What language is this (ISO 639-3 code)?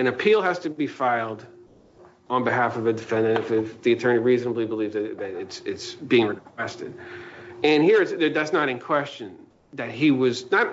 eng